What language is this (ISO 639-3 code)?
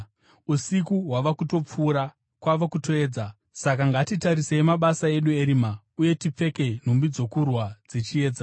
sna